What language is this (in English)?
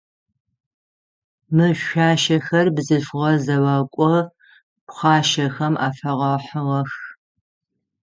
Adyghe